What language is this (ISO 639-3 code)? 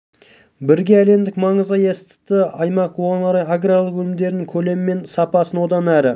kaz